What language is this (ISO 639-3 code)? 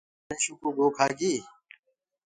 ggg